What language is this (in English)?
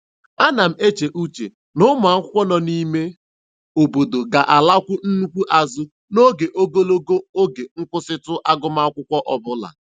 Igbo